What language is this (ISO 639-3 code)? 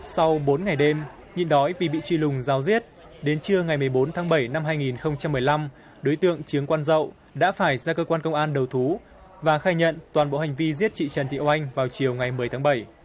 vie